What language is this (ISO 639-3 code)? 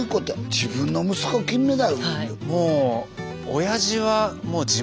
jpn